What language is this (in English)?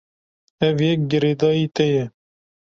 Kurdish